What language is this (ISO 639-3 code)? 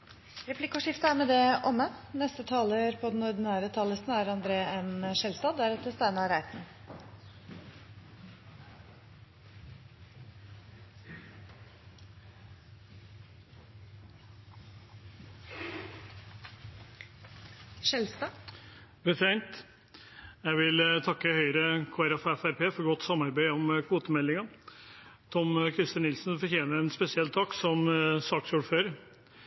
nor